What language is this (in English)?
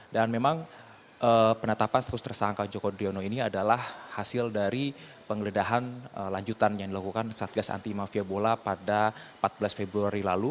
Indonesian